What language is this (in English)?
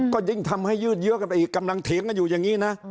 Thai